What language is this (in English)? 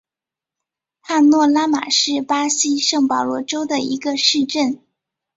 Chinese